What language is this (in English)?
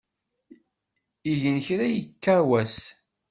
Kabyle